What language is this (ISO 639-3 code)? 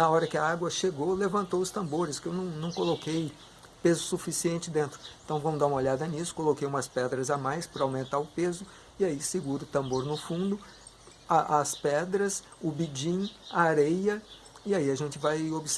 por